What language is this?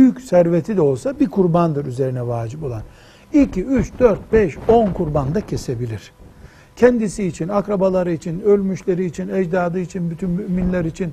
Turkish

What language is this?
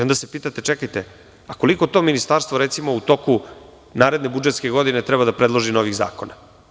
Serbian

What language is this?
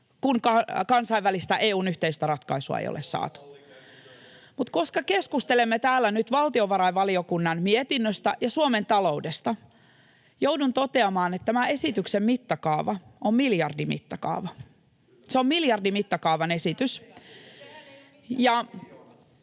Finnish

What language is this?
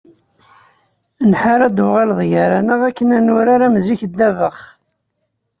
Kabyle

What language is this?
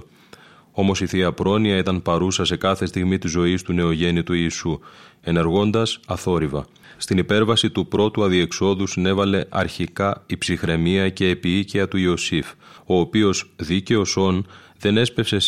Greek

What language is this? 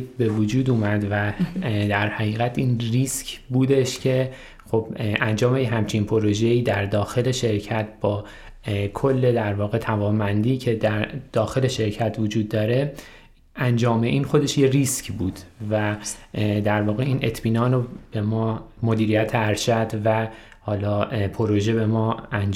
Persian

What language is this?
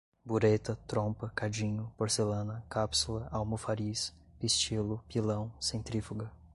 Portuguese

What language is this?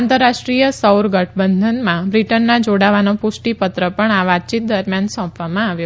Gujarati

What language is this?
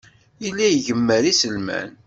Kabyle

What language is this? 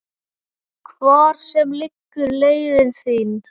Icelandic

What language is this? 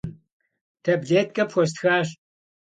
Kabardian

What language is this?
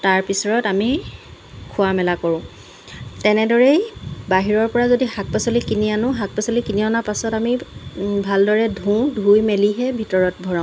Assamese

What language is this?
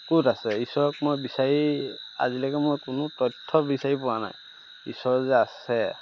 Assamese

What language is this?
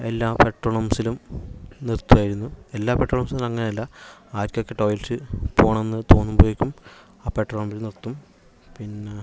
Malayalam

